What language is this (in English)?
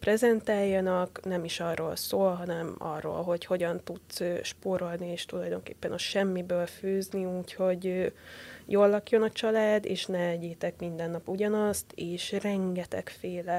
Hungarian